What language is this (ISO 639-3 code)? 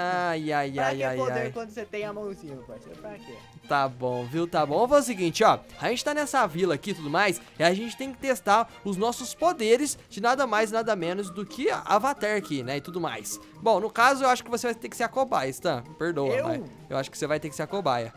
por